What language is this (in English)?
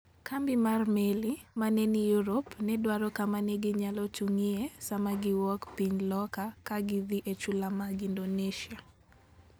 Luo (Kenya and Tanzania)